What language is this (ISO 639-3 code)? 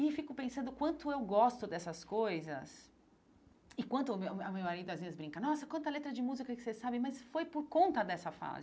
por